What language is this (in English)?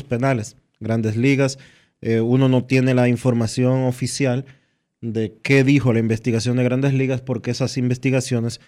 Spanish